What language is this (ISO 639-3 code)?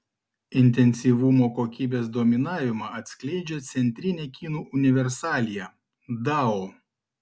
lit